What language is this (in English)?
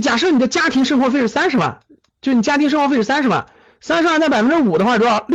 Chinese